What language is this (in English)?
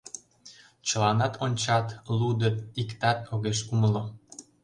Mari